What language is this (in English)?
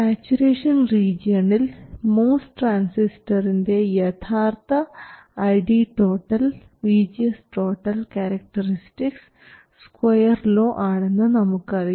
Malayalam